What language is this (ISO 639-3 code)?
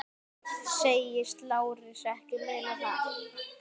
isl